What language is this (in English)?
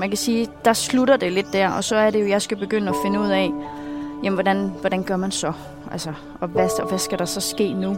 Danish